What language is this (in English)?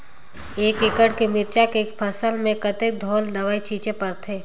Chhattisgarhi